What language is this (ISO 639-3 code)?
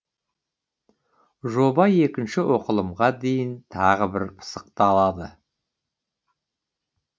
kaz